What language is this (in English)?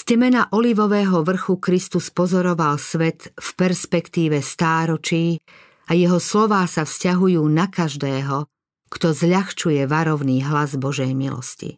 Slovak